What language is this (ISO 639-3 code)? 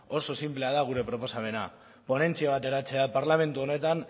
eus